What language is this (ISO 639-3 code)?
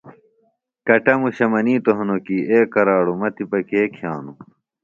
phl